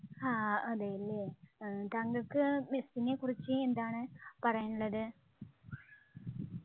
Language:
Malayalam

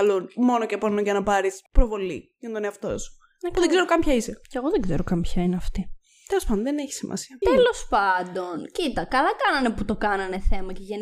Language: Greek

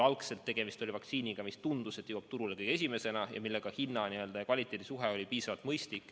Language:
Estonian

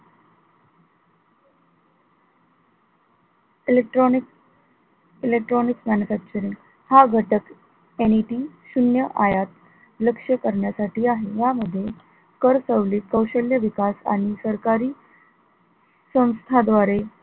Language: Marathi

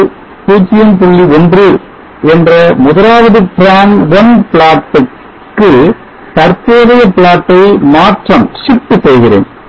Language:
Tamil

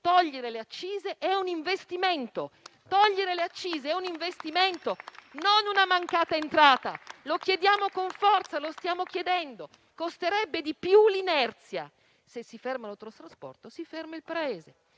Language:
Italian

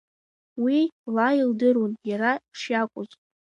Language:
Abkhazian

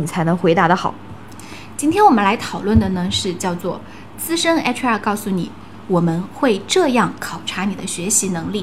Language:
Chinese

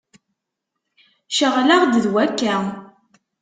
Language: Kabyle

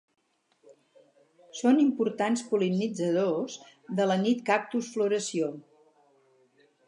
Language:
Catalan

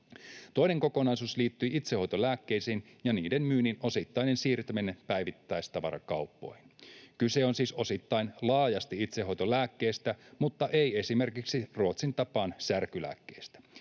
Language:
Finnish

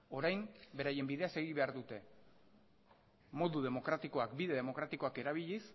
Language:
Basque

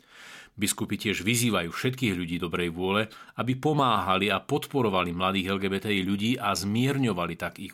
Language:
Slovak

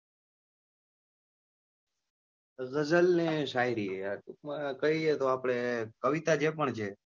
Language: Gujarati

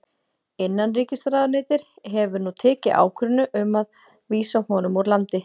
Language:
Icelandic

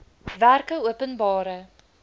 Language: Afrikaans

